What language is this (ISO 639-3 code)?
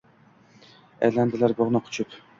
uzb